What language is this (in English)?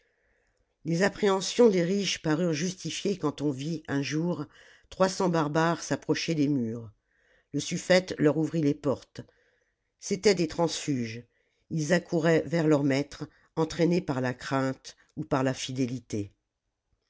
French